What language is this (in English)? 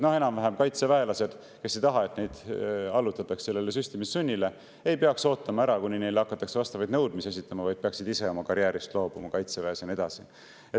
Estonian